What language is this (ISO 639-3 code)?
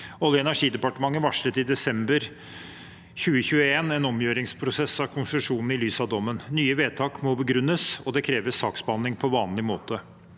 nor